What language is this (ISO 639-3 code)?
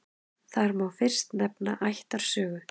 isl